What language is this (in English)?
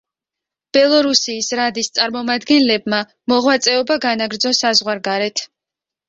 Georgian